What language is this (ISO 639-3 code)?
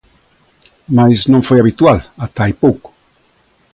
glg